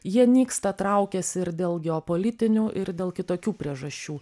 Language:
Lithuanian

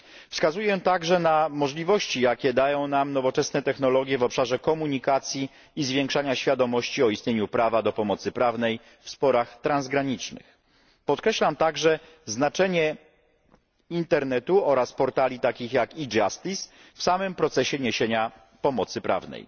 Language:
Polish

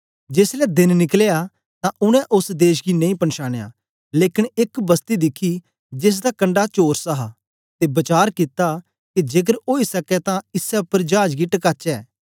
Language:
Dogri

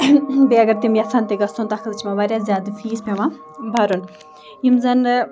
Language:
Kashmiri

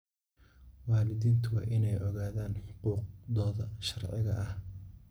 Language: Somali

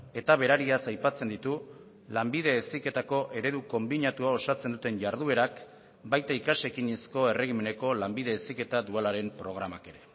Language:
Basque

